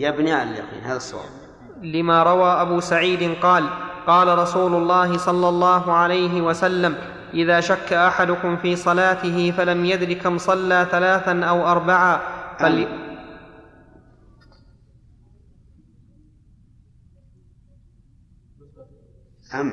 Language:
Arabic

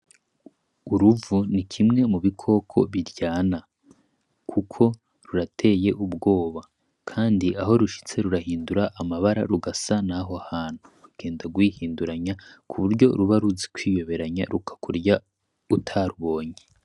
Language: Rundi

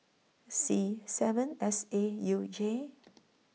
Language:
English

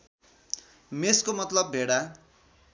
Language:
Nepali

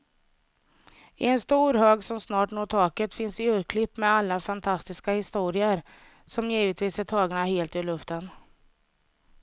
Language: Swedish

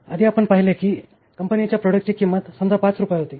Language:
Marathi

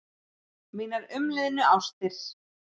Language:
Icelandic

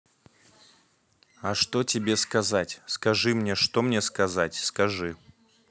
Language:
Russian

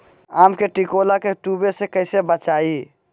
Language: Magahi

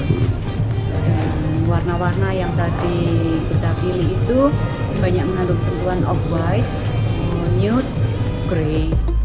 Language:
Indonesian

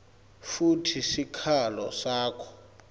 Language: Swati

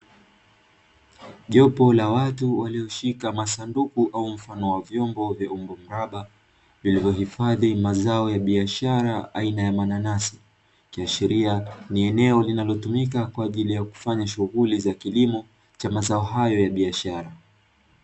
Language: Swahili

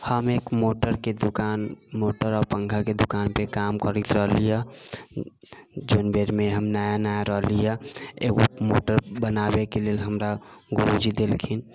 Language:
Maithili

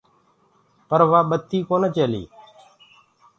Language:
Gurgula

